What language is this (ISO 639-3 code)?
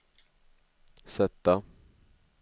swe